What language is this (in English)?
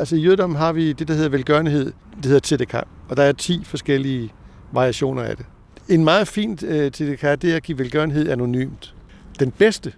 Danish